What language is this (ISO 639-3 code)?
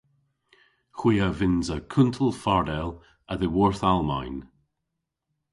cor